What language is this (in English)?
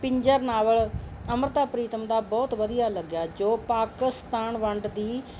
Punjabi